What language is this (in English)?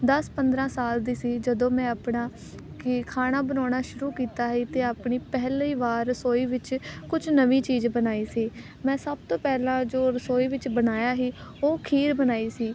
Punjabi